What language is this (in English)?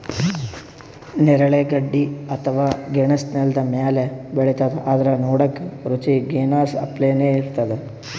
Kannada